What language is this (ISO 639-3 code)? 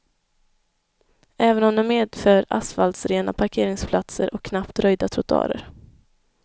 swe